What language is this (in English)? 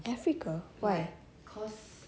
English